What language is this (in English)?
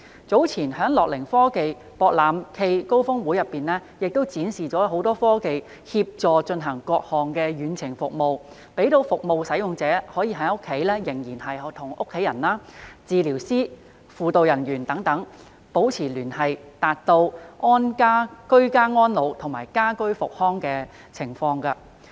Cantonese